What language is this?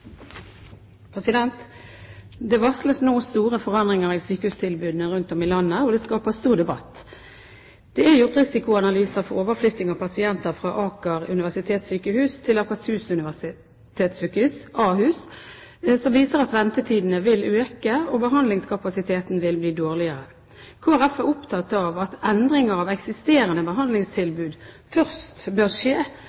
Norwegian Bokmål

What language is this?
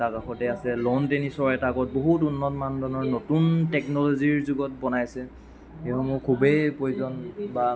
Assamese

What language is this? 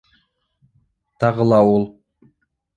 Bashkir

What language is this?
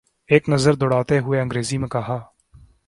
Urdu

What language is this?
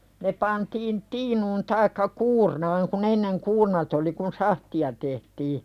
Finnish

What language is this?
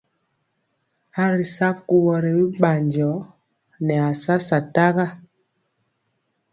Mpiemo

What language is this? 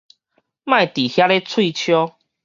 Min Nan Chinese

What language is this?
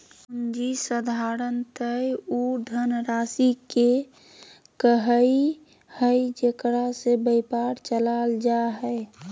Magahi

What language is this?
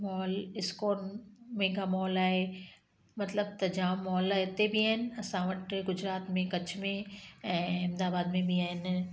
Sindhi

